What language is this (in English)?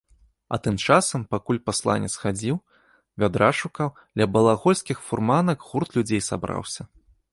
Belarusian